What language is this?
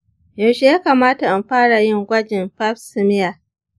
Hausa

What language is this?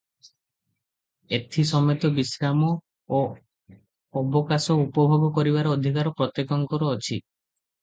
Odia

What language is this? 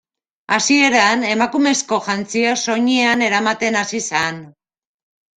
Basque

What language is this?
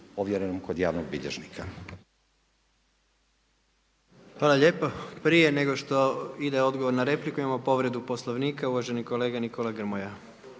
Croatian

